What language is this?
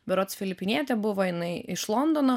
Lithuanian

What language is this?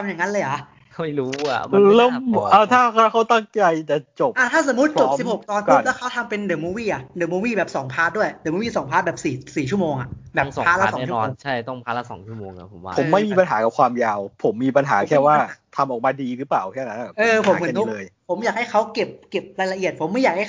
Thai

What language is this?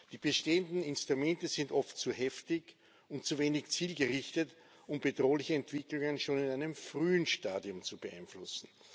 German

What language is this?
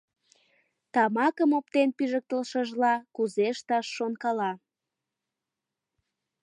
Mari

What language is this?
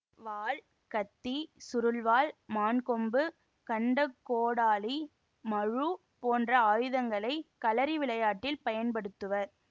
Tamil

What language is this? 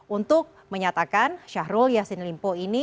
Indonesian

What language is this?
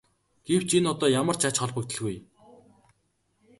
Mongolian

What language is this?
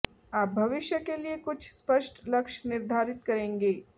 Hindi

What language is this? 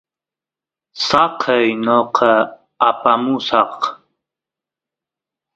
Santiago del Estero Quichua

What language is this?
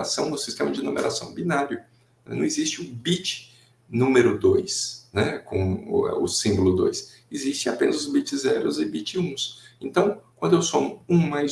Portuguese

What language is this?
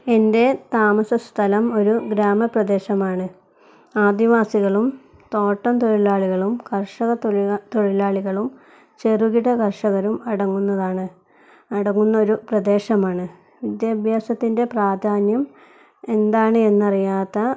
Malayalam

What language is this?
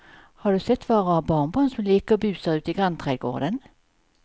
Swedish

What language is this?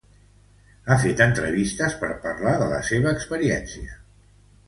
Catalan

